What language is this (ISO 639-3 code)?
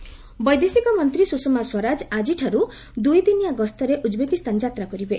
ori